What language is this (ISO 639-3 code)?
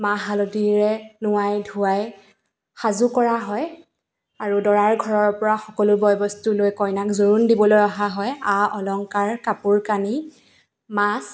asm